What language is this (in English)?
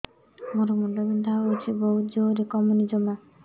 Odia